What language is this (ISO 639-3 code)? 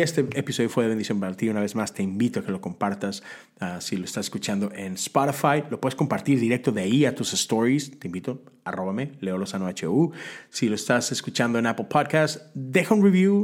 spa